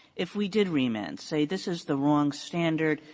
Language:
English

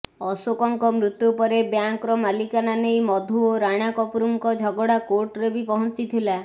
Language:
Odia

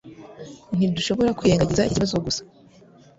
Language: Kinyarwanda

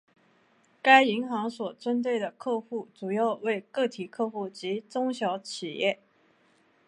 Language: Chinese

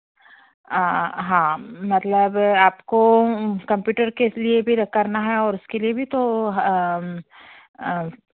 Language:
Hindi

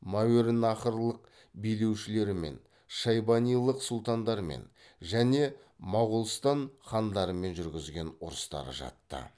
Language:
Kazakh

